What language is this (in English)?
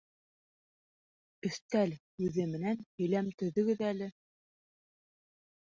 Bashkir